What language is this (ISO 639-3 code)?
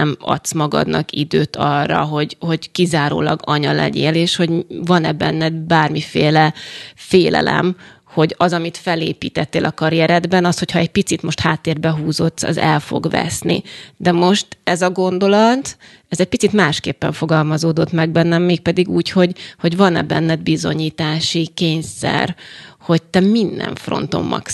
hun